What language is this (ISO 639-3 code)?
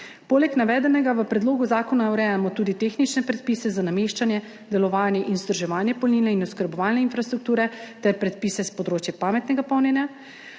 slv